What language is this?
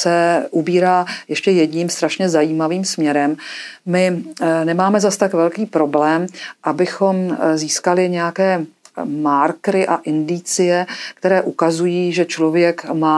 Czech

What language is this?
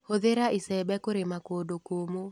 Kikuyu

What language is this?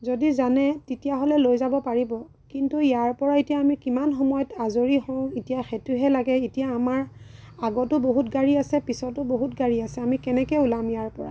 Assamese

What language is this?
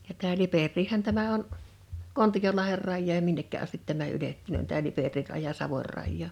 Finnish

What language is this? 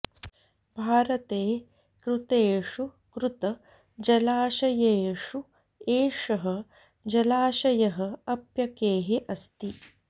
Sanskrit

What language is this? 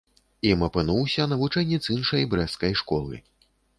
Belarusian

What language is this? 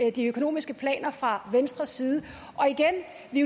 Danish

